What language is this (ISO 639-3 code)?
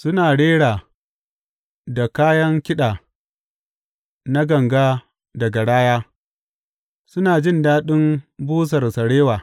hau